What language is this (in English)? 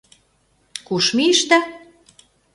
Mari